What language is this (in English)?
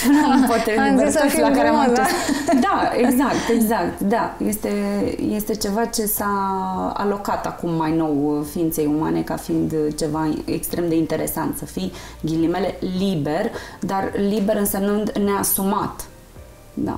Romanian